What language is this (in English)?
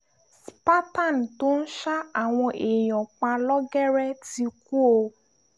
Yoruba